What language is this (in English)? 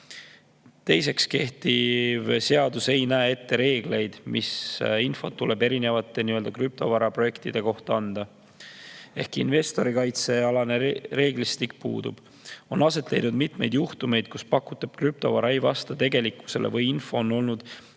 Estonian